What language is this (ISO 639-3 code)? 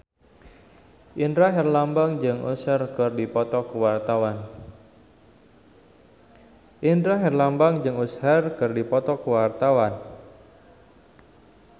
sun